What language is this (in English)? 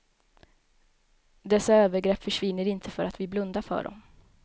Swedish